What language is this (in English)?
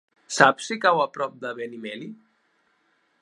Catalan